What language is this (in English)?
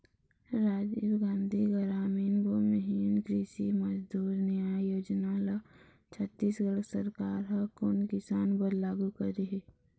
Chhattisgarhi